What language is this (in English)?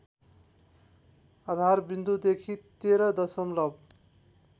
Nepali